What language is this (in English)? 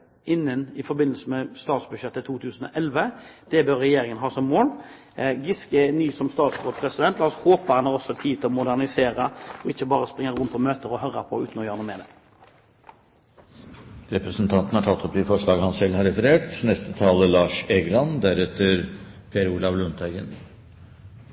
Norwegian